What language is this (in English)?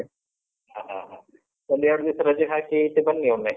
Kannada